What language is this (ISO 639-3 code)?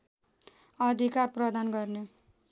nep